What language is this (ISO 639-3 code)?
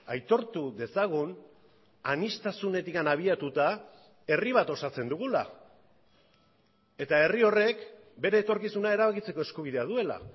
eus